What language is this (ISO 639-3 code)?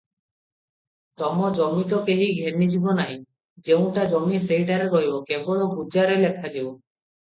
ori